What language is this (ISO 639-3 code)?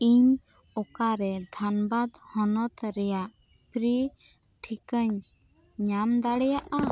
sat